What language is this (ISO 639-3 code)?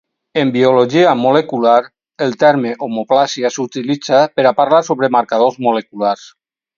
cat